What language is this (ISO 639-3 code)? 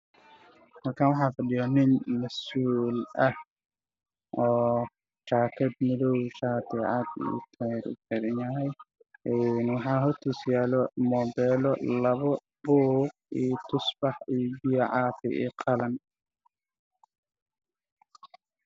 som